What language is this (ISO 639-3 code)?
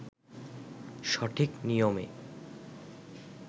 ben